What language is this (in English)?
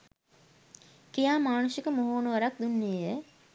Sinhala